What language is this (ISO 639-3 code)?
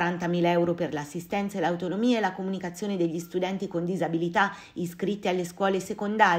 ita